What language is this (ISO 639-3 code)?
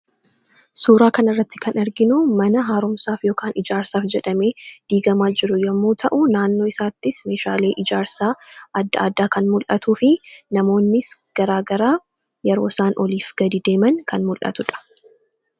orm